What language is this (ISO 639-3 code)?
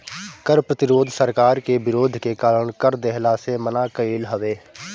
bho